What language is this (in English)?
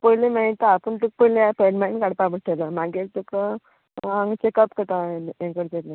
Konkani